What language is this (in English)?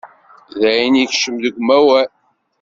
Kabyle